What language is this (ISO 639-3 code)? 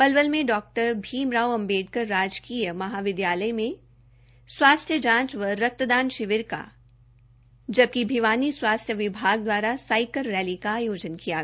hin